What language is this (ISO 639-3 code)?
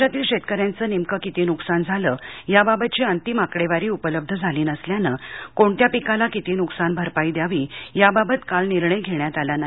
mar